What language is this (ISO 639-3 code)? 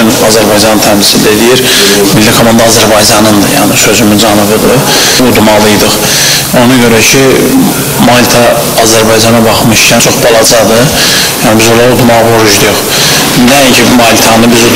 tur